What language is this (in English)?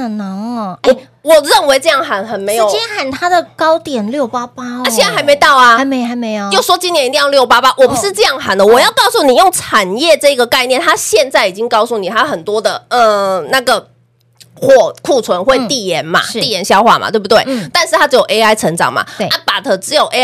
Chinese